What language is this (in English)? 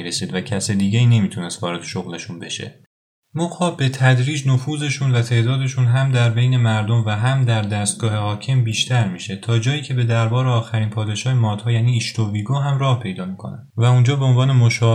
Persian